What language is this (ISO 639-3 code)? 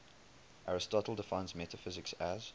eng